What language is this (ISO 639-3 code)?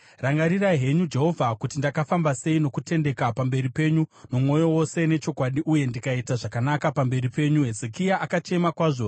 sna